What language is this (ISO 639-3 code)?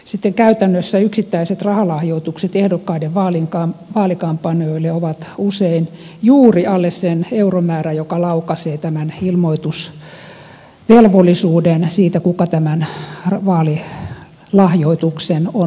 fin